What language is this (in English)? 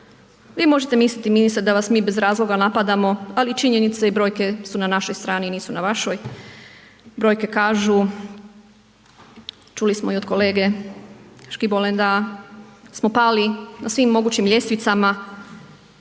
Croatian